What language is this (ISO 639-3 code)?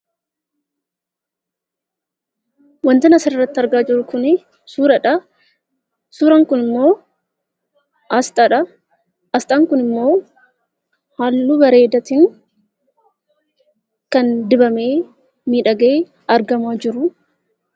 orm